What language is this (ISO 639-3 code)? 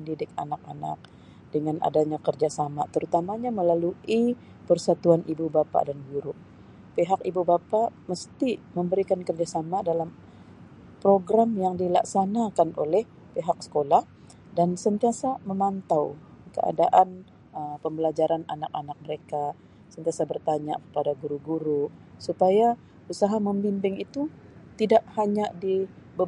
msi